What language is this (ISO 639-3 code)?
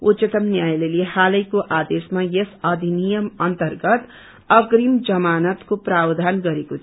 nep